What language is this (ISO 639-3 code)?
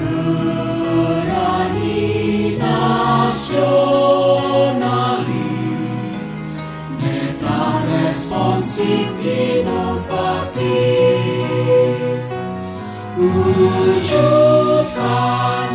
ind